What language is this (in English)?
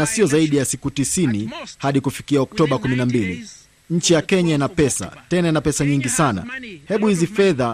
Swahili